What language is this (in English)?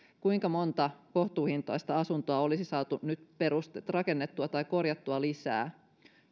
Finnish